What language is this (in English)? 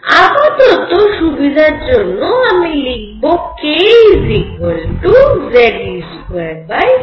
Bangla